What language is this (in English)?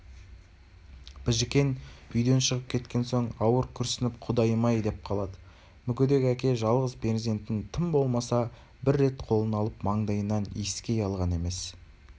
Kazakh